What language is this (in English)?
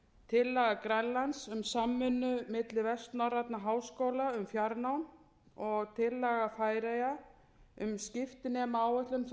Icelandic